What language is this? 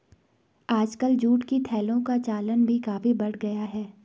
Hindi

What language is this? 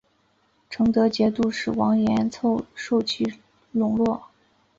Chinese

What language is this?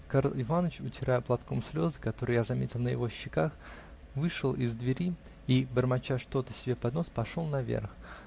Russian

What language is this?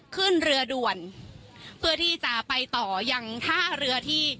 Thai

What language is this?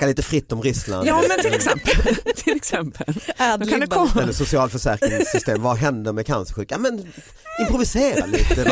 Swedish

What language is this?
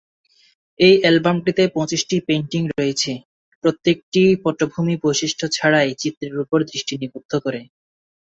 Bangla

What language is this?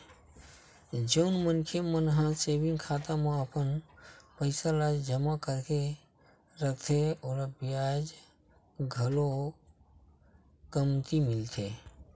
Chhattisgarhi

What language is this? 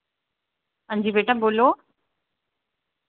Dogri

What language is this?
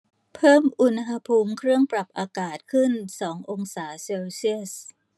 Thai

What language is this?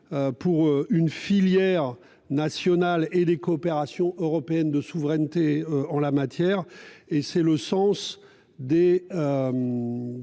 French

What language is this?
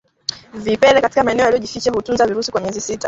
Swahili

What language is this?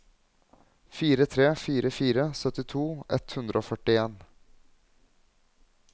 Norwegian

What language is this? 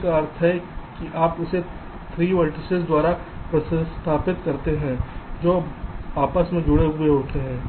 Hindi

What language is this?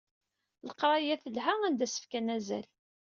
Kabyle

